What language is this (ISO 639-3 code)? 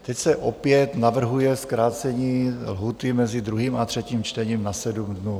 ces